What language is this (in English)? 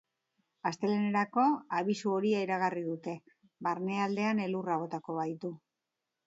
Basque